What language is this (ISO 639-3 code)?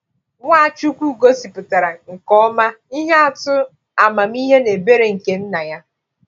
ibo